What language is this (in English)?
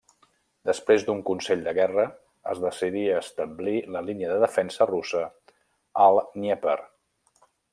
Catalan